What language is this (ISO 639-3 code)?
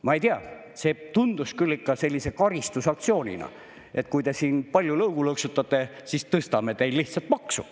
est